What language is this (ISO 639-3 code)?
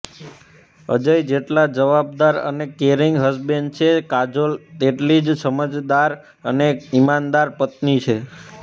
guj